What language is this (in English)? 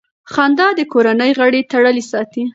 Pashto